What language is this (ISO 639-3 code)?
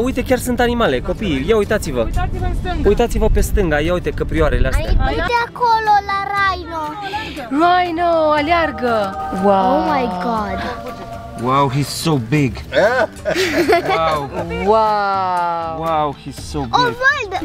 ron